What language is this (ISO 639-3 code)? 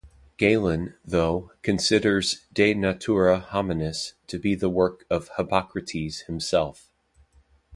eng